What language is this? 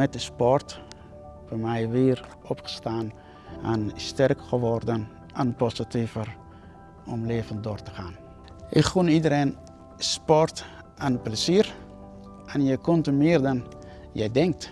Dutch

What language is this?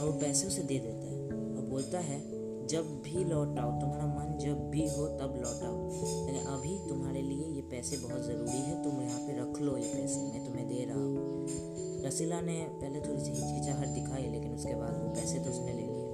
Hindi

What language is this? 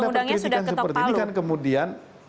Indonesian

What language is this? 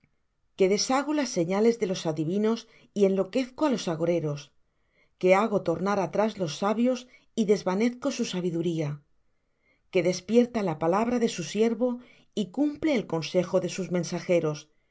Spanish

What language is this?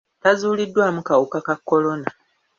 Ganda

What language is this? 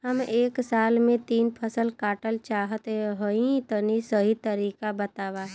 Bhojpuri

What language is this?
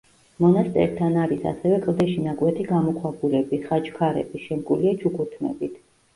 Georgian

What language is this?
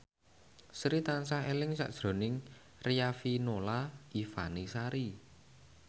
Javanese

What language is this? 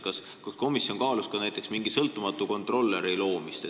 Estonian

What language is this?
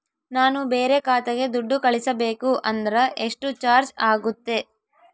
Kannada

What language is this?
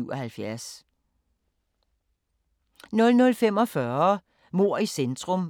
Danish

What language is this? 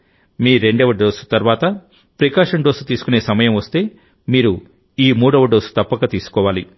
Telugu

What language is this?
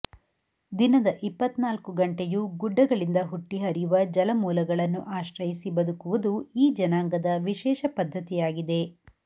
Kannada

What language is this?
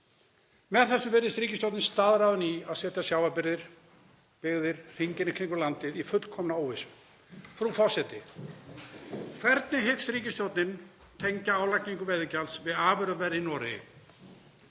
Icelandic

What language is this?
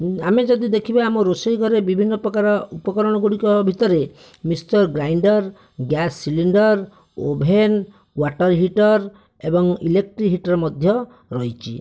Odia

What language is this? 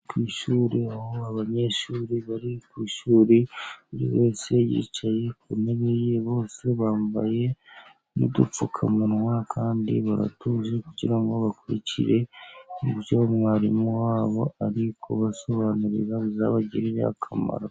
Kinyarwanda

